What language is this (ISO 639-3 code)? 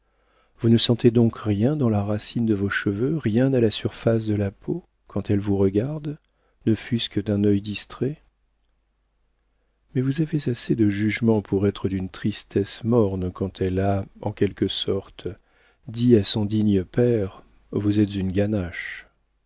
fra